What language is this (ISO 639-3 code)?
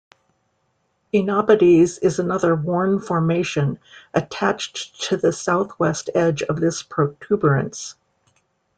eng